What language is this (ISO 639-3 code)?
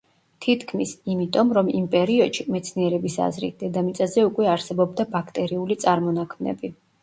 kat